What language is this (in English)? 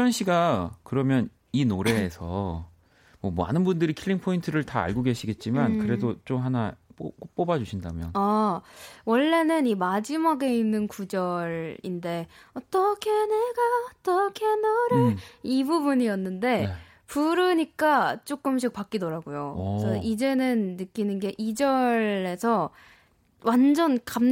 Korean